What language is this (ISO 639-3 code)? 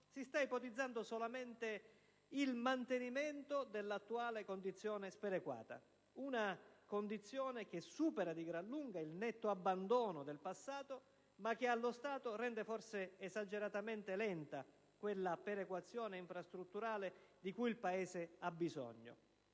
ita